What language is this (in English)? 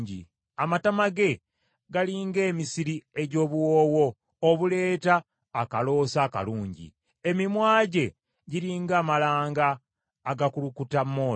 Ganda